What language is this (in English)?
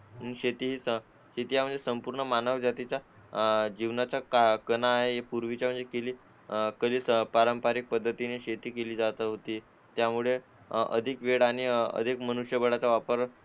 Marathi